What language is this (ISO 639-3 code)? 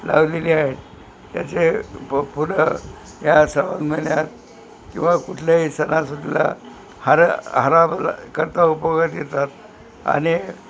mar